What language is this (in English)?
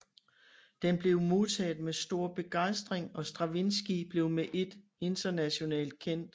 Danish